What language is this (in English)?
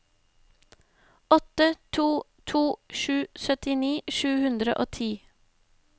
Norwegian